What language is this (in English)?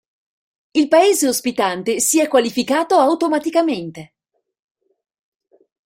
Italian